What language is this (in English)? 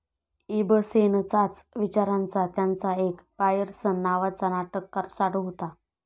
Marathi